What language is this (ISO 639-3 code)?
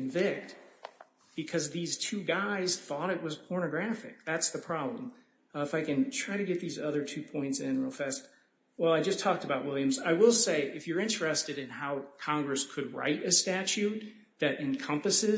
eng